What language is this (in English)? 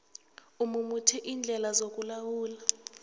South Ndebele